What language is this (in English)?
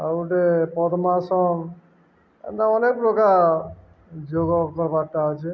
Odia